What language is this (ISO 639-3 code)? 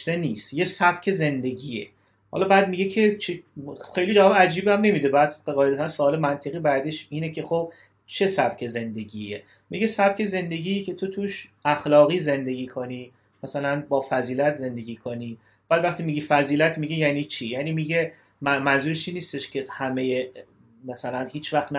fas